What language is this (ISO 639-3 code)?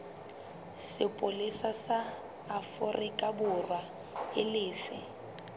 sot